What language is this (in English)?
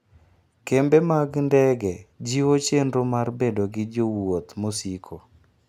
Luo (Kenya and Tanzania)